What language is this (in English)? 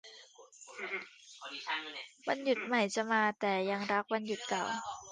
Thai